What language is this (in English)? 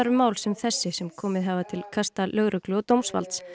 Icelandic